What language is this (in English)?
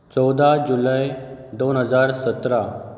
Konkani